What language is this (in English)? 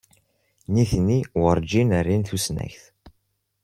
Kabyle